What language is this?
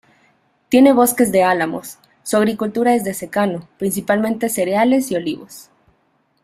Spanish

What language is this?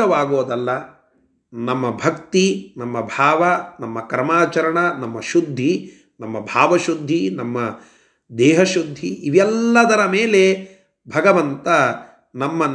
Kannada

